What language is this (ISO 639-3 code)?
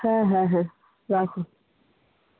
ben